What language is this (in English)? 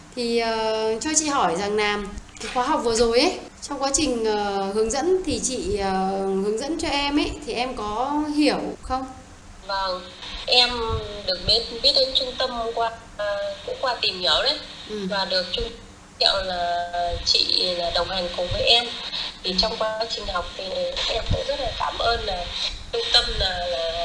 Vietnamese